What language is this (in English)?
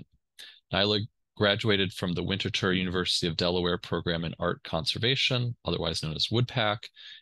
English